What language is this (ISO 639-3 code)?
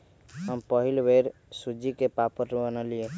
mag